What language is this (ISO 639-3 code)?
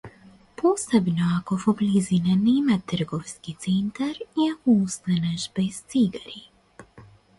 mkd